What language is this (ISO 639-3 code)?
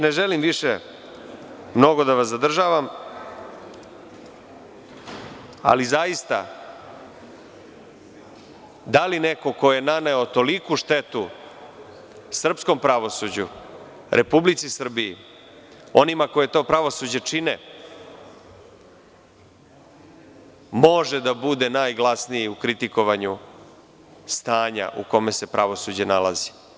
srp